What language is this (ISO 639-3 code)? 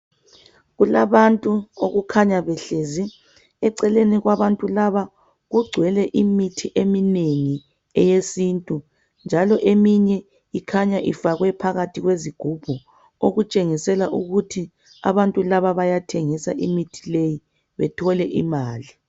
nde